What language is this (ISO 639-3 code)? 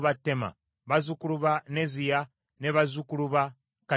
lug